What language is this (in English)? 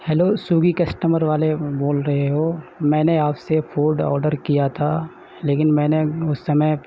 Urdu